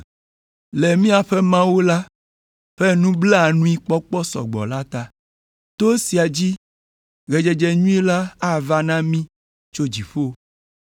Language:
Ewe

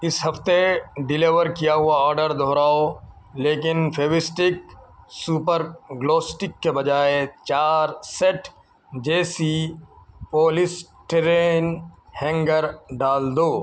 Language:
Urdu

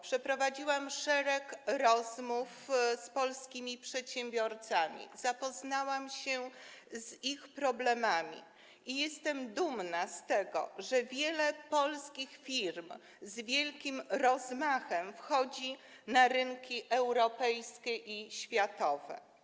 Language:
Polish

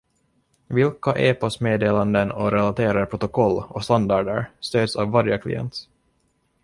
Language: Swedish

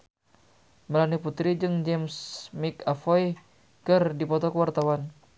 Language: Sundanese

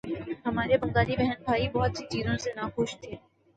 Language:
Urdu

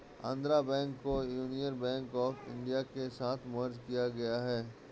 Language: Hindi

